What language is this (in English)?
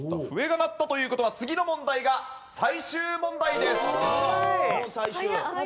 Japanese